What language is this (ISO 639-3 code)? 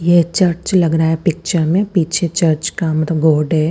hin